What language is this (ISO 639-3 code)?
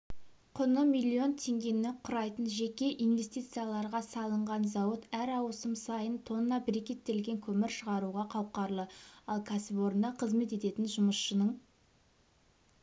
kaz